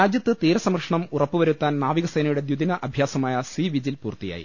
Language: Malayalam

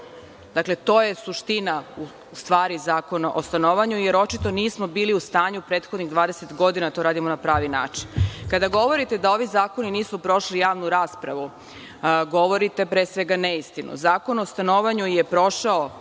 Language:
Serbian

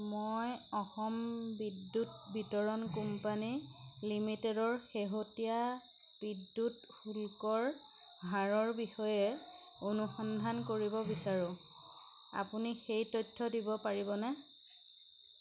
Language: Assamese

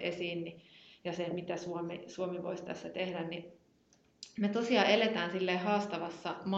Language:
Finnish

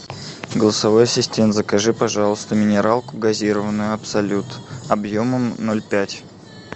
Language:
Russian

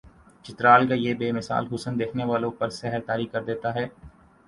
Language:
Urdu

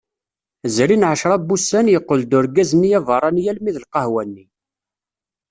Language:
Kabyle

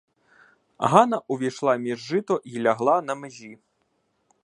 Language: Ukrainian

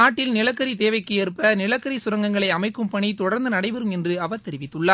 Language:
Tamil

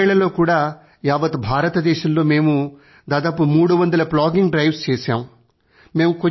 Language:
Telugu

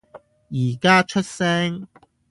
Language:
Cantonese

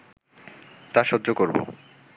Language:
Bangla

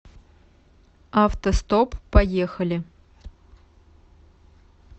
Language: Russian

